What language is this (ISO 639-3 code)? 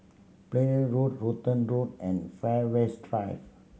eng